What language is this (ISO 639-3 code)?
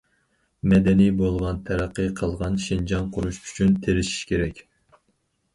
uig